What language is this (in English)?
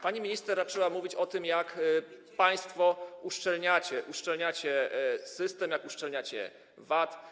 Polish